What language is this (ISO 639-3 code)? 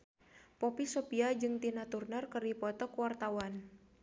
sun